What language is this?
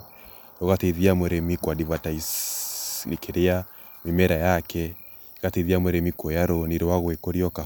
Kikuyu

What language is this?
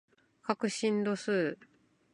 Japanese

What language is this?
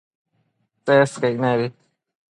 Matsés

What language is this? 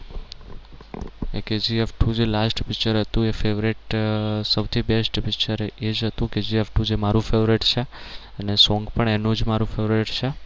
Gujarati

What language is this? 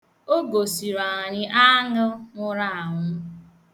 Igbo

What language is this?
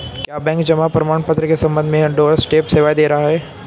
Hindi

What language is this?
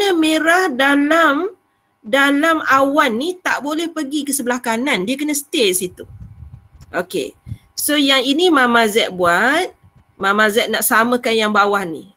Malay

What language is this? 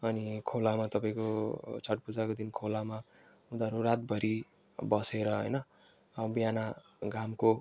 Nepali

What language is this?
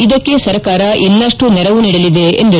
Kannada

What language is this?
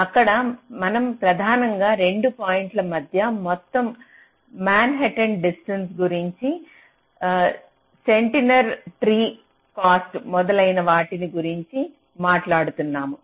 Telugu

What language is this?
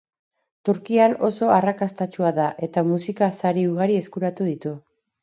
Basque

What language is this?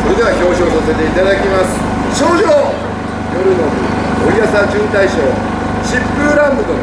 Japanese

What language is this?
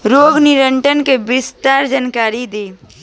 Bhojpuri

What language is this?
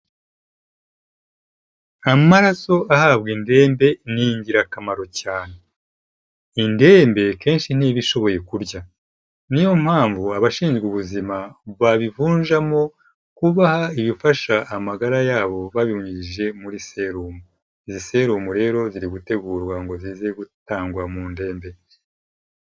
Kinyarwanda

